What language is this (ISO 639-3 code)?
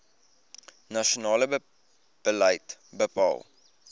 afr